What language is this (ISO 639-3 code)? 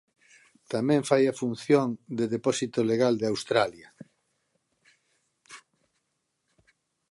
glg